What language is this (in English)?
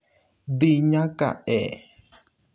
Luo (Kenya and Tanzania)